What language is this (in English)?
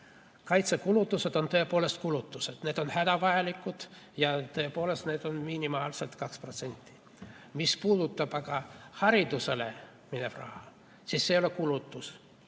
Estonian